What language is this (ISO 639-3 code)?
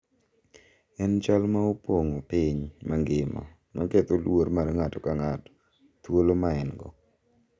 luo